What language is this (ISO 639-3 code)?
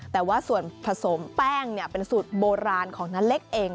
tha